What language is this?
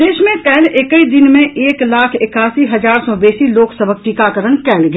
Maithili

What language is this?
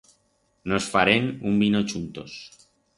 Aragonese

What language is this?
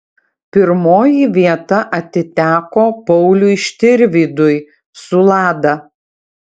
Lithuanian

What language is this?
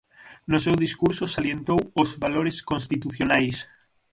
Galician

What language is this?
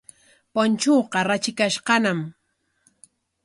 Corongo Ancash Quechua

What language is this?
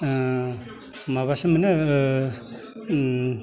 Bodo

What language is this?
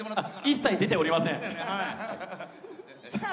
Japanese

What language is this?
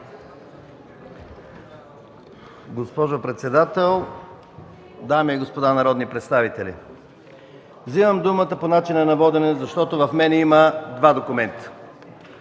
Bulgarian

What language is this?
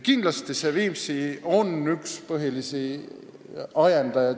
Estonian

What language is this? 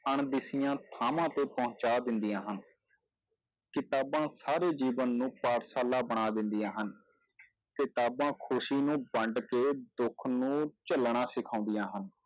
Punjabi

